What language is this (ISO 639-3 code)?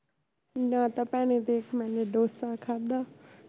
pan